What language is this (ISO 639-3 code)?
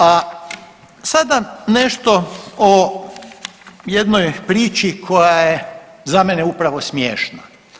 hrv